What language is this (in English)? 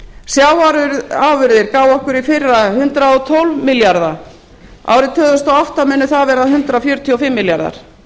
Icelandic